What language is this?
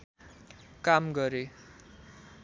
Nepali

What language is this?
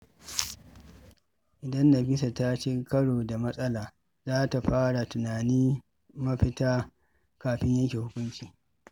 Hausa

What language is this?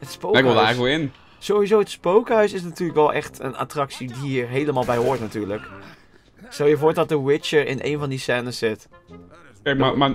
Dutch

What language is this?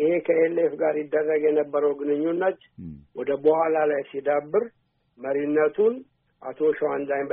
Amharic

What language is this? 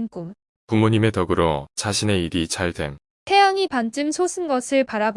Korean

